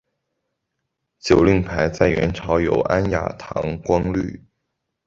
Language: Chinese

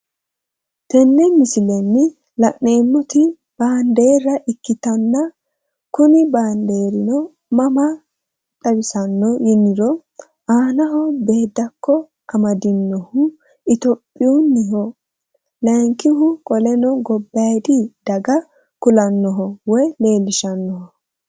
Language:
Sidamo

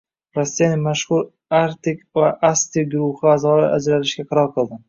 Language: Uzbek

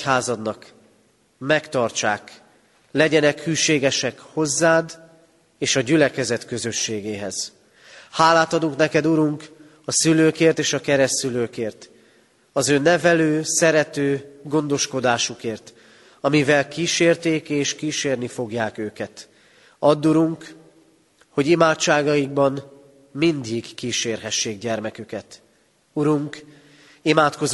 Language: Hungarian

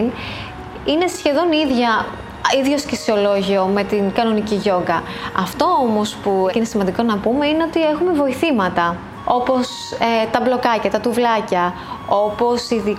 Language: Greek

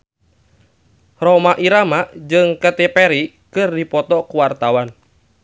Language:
Sundanese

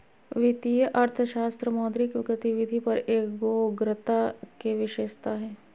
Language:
Magahi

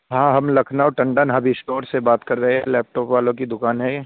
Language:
Urdu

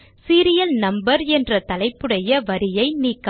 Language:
Tamil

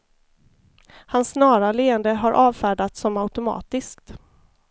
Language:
Swedish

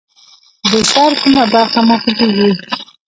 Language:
Pashto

